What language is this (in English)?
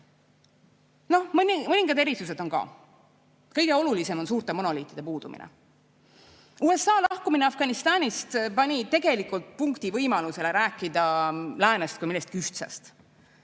Estonian